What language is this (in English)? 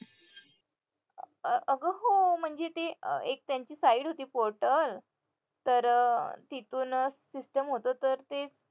Marathi